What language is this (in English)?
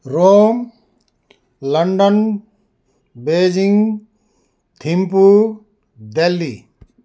Nepali